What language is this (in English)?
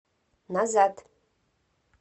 Russian